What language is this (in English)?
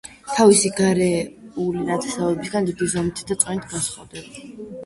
Georgian